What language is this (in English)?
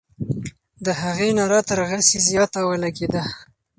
Pashto